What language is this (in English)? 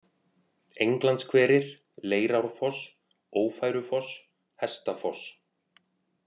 Icelandic